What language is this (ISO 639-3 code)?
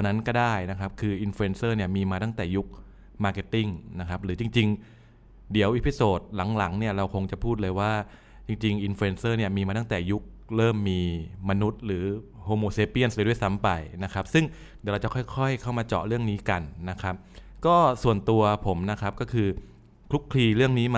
tha